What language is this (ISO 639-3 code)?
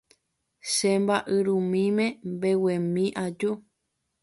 grn